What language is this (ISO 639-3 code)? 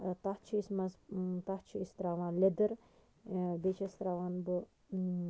kas